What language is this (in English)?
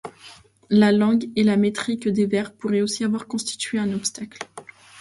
French